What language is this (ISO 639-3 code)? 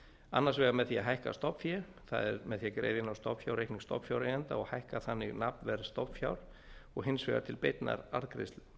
isl